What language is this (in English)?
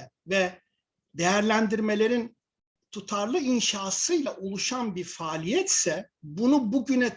Turkish